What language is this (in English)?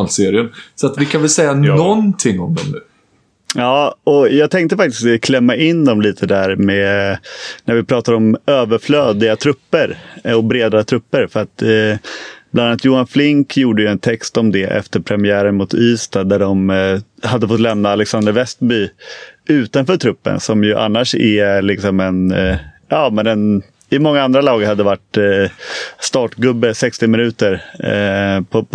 Swedish